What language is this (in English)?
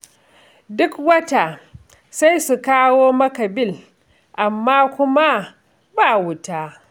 Hausa